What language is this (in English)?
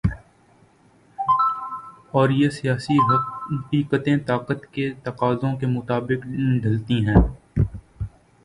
Urdu